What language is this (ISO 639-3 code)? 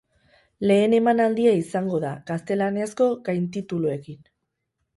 eus